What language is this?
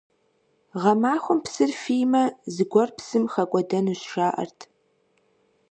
Kabardian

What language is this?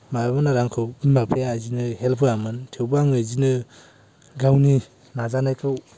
Bodo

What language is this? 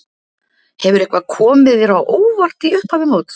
Icelandic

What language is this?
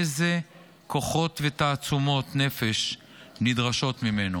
Hebrew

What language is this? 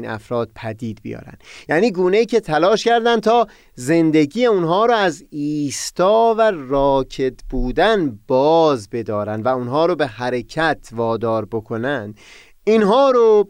Persian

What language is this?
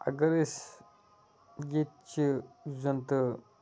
Kashmiri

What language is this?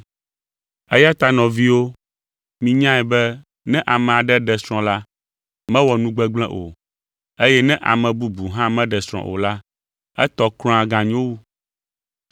Ewe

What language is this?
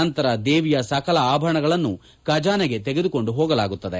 Kannada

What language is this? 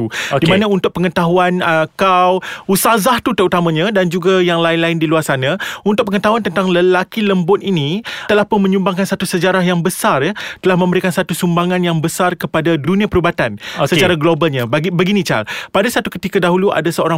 Malay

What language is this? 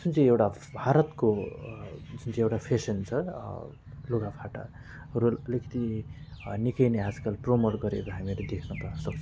Nepali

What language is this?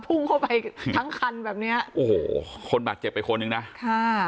Thai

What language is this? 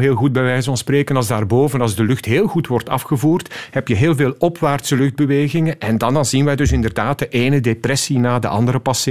Dutch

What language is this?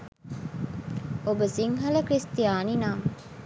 Sinhala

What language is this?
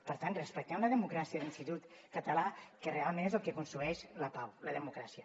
Catalan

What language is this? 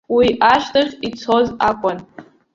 Abkhazian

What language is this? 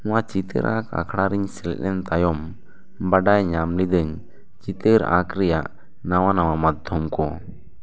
Santali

